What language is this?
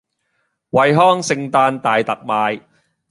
Cantonese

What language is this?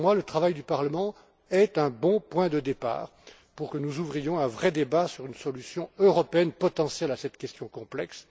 French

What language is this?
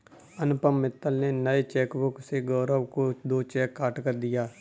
Hindi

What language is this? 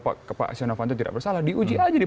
Indonesian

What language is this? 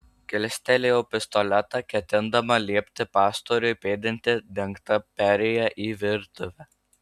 Lithuanian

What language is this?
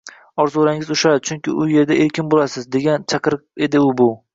Uzbek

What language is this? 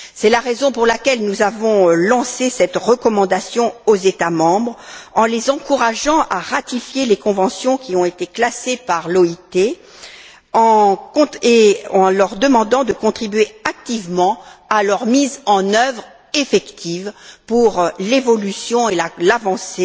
French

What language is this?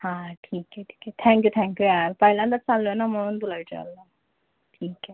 Marathi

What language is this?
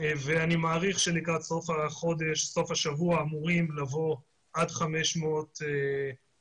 Hebrew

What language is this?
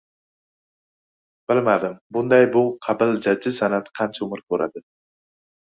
Uzbek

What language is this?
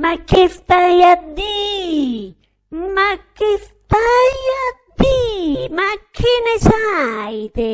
Italian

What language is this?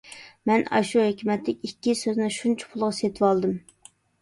Uyghur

